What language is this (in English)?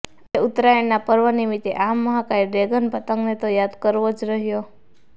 Gujarati